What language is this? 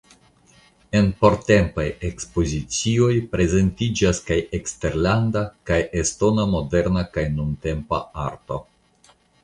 Esperanto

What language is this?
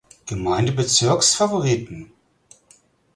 German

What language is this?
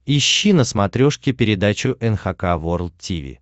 Russian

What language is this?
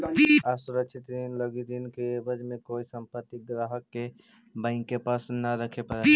Magahi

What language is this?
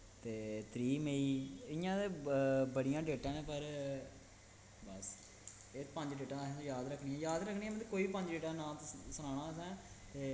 Dogri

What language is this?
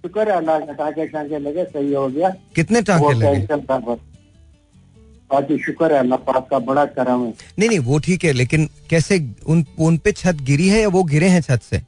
Hindi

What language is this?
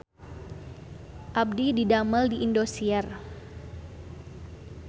Sundanese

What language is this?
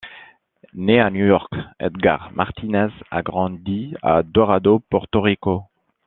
French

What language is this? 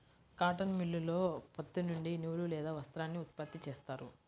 Telugu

